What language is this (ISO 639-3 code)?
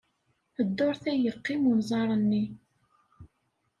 kab